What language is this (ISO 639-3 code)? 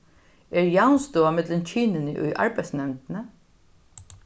fao